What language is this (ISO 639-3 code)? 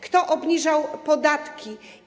pol